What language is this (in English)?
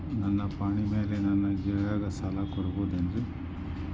Kannada